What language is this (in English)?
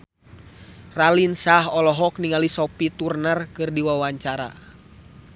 Sundanese